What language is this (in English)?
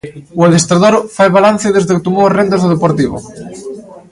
Galician